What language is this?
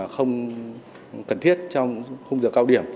Vietnamese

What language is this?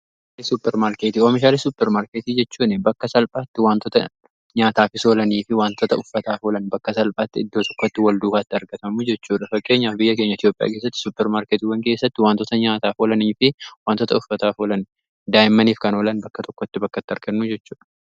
Oromo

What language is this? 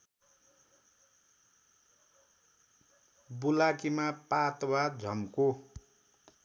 Nepali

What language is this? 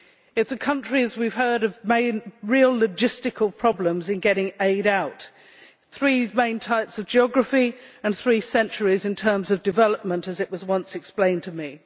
English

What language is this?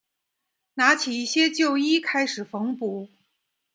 Chinese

